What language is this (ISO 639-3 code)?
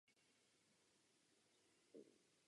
ces